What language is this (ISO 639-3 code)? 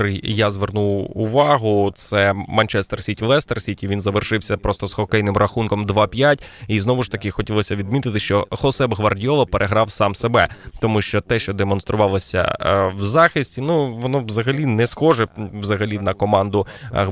ukr